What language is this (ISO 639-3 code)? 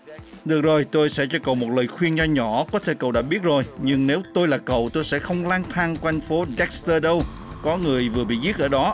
vie